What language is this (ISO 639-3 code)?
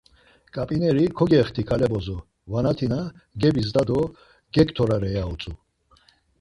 lzz